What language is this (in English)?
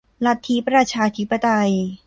Thai